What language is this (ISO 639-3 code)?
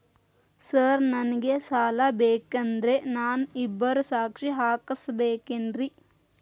kan